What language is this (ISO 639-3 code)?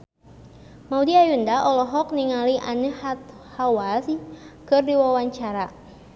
sun